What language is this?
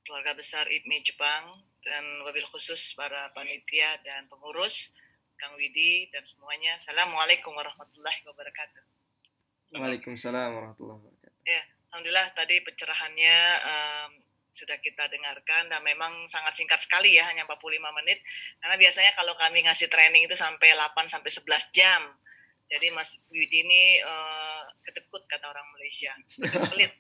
Indonesian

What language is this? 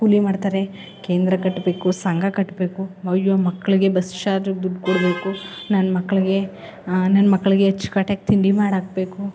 Kannada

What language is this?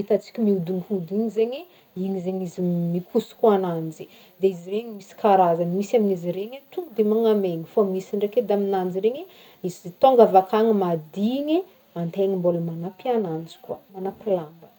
Northern Betsimisaraka Malagasy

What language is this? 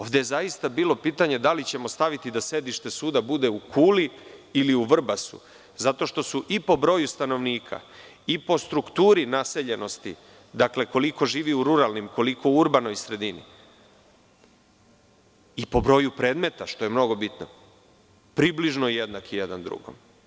Serbian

